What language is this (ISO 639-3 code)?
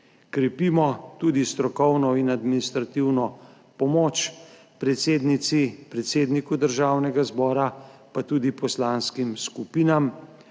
slv